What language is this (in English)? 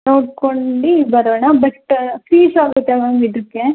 Kannada